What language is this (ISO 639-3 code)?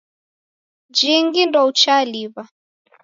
dav